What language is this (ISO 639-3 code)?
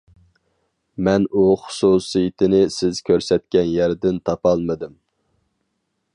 uig